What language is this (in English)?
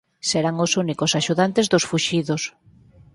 Galician